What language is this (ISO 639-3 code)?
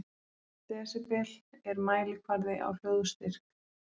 isl